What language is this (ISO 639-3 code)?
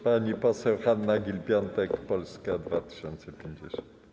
pol